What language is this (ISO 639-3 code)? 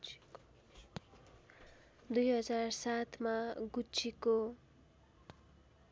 nep